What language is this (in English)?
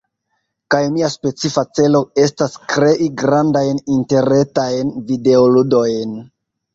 Esperanto